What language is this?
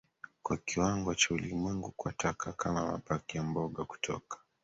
Swahili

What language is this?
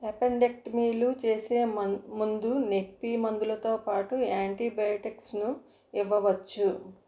Telugu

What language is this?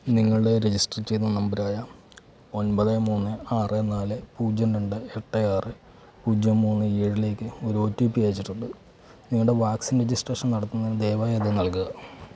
Malayalam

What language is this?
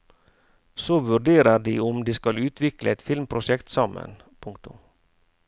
Norwegian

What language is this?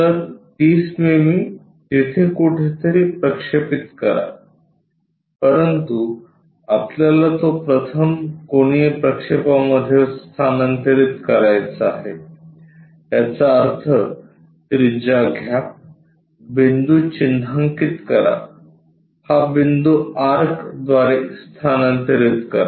Marathi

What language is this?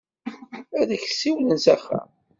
Kabyle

